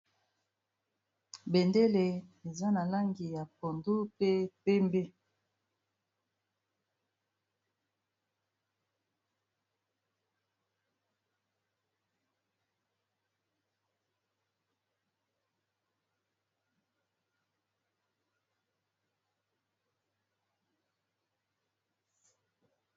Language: Lingala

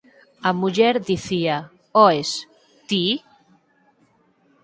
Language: Galician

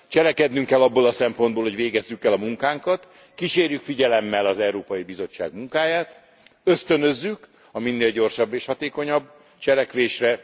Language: Hungarian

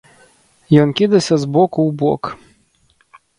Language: Belarusian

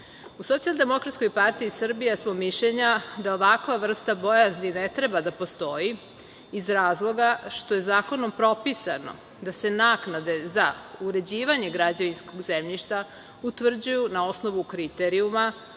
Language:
Serbian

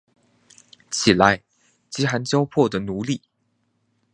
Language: Chinese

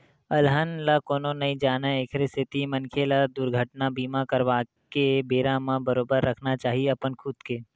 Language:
Chhattisgarhi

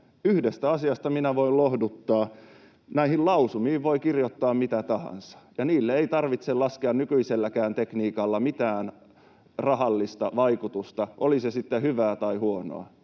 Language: Finnish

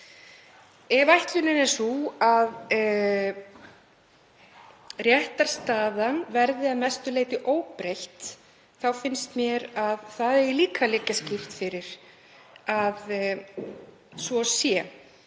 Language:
Icelandic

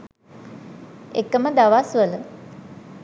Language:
Sinhala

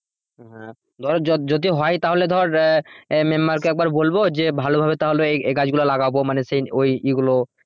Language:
Bangla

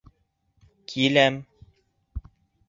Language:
Bashkir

